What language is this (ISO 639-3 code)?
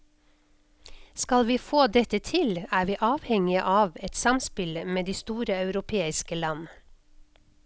nor